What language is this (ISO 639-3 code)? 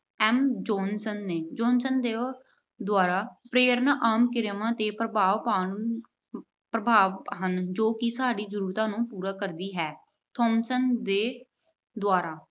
pan